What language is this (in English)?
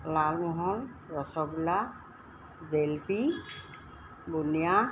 Assamese